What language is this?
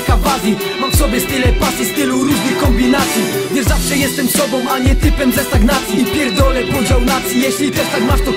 Polish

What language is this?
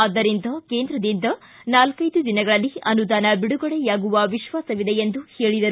Kannada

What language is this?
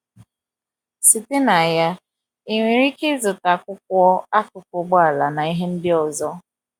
Igbo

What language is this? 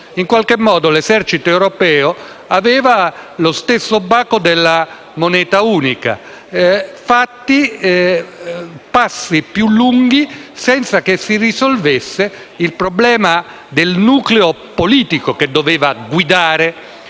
Italian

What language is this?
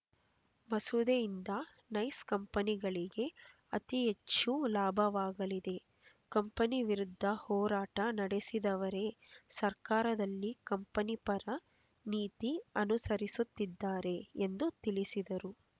Kannada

